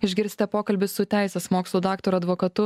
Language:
Lithuanian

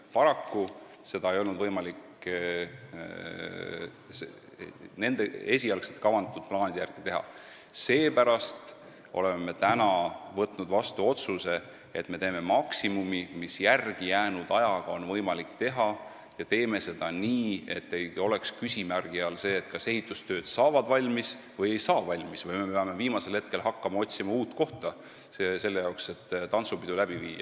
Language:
Estonian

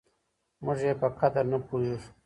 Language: Pashto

